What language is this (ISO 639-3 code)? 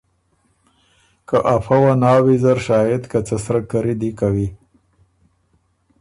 oru